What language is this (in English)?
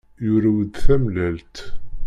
Kabyle